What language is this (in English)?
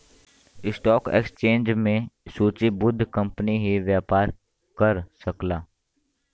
Bhojpuri